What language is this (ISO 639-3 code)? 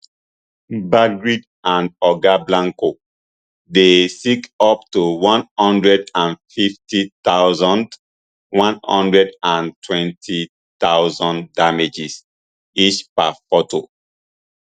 pcm